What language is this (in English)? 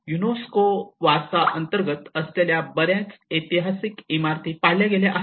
Marathi